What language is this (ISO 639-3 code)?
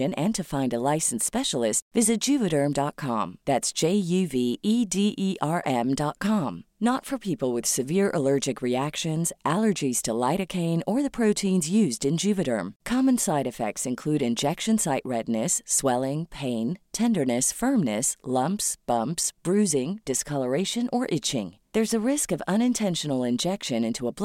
fil